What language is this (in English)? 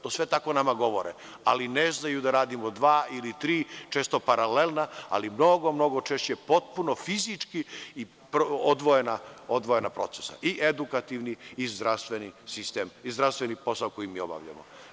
Serbian